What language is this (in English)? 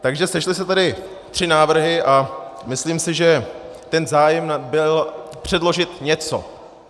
Czech